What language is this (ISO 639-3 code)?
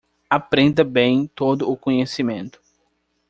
por